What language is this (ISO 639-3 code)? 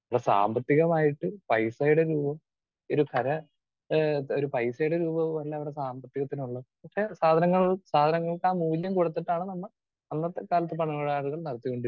mal